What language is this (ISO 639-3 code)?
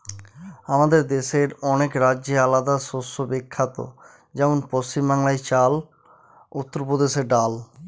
ben